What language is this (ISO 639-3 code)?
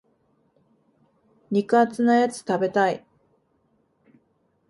jpn